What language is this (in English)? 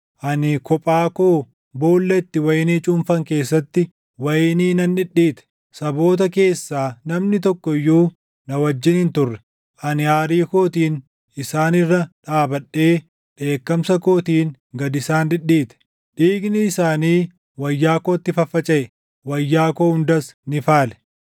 Oromo